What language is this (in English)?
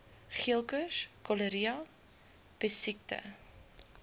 Afrikaans